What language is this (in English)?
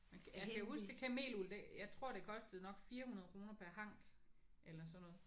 Danish